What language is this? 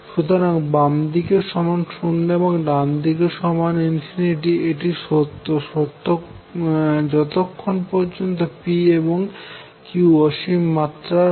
Bangla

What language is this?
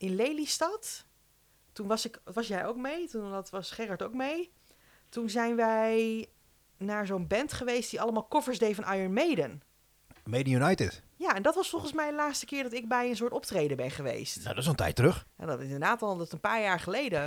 Dutch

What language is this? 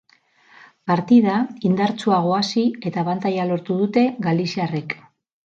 Basque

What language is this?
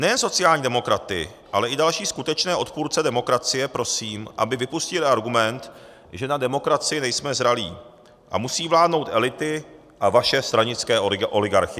Czech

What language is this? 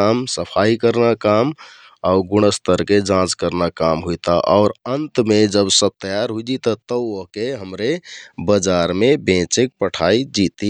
Kathoriya Tharu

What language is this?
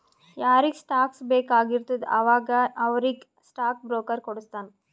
Kannada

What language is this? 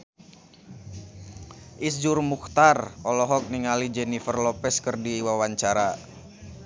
Sundanese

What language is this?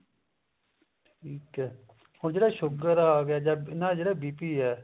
Punjabi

